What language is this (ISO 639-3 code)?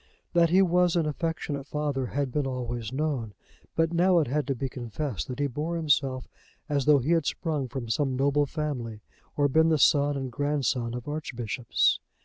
eng